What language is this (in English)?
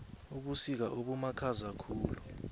South Ndebele